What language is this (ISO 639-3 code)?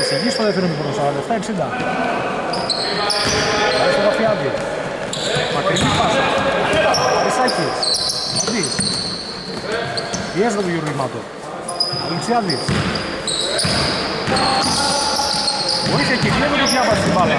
ell